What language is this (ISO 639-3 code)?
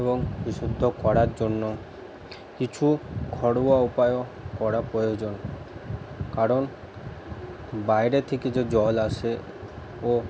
ben